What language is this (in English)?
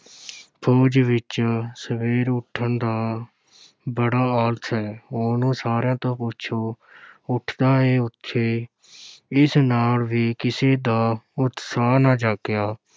Punjabi